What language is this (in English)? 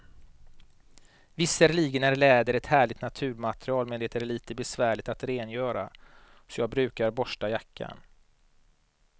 Swedish